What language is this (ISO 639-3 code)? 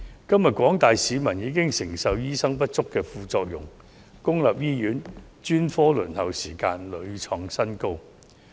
yue